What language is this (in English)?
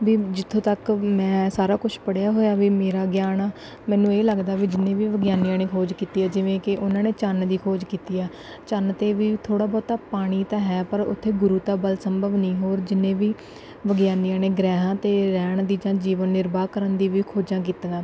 Punjabi